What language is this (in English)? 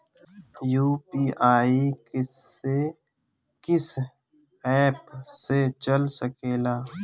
Bhojpuri